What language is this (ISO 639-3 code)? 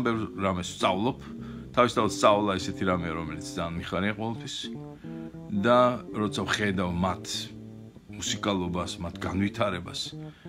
ron